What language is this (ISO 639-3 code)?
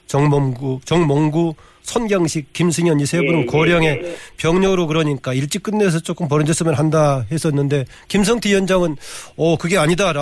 kor